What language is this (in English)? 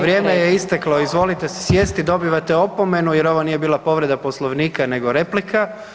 Croatian